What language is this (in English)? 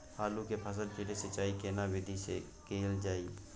Maithili